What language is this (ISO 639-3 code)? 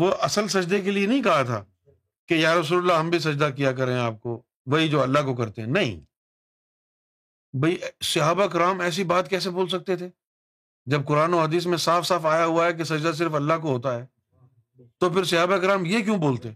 urd